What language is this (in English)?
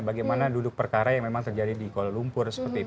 Indonesian